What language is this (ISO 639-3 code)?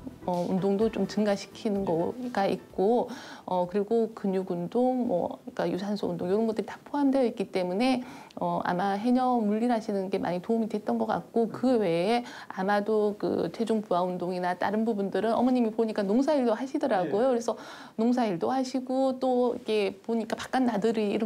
kor